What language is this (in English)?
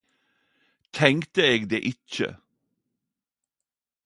Norwegian Nynorsk